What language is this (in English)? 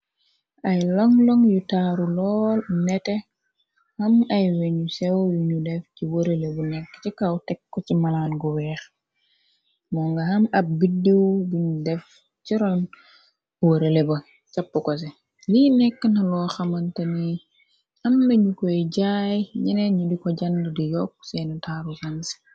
Wolof